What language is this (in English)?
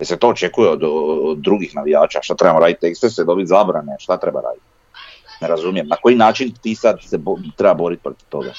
Croatian